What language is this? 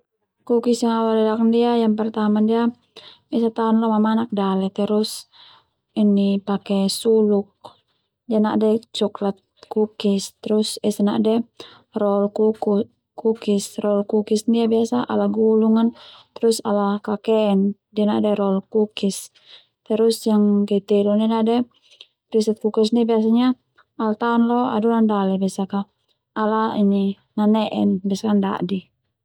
Termanu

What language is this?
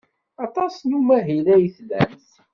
Kabyle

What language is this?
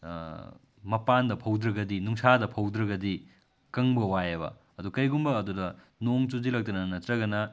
Manipuri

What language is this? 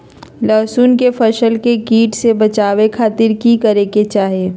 Magahi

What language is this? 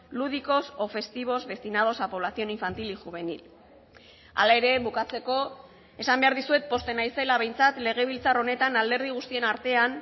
Basque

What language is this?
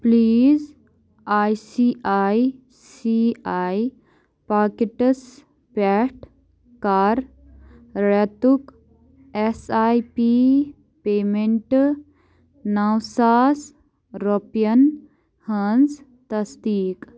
Kashmiri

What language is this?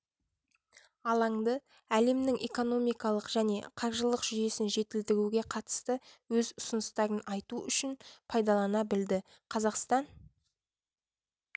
Kazakh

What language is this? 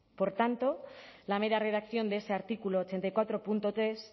Spanish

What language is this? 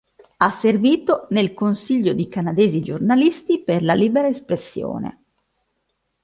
Italian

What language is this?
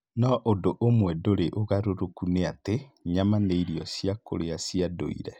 Kikuyu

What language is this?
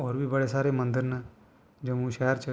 Dogri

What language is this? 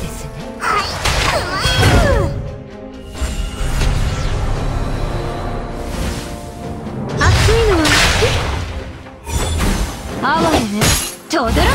Japanese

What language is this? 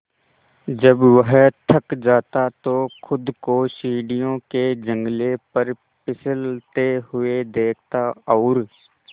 Hindi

